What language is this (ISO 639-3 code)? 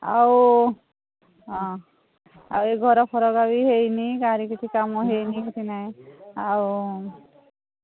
ori